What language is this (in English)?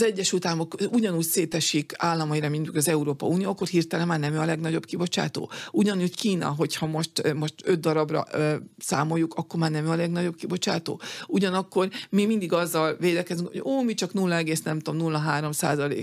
Hungarian